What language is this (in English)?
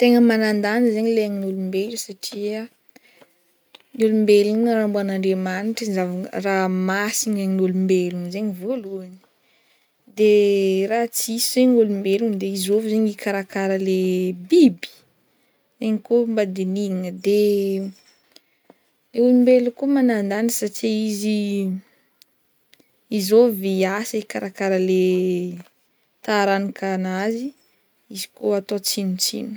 Northern Betsimisaraka Malagasy